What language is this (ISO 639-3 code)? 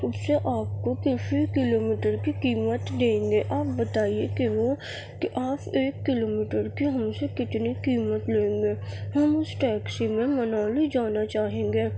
urd